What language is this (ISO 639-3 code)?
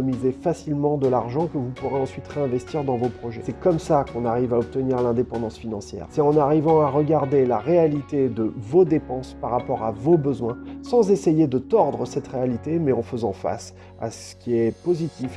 fra